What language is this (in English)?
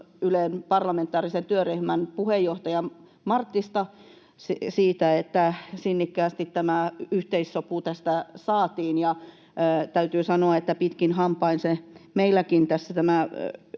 Finnish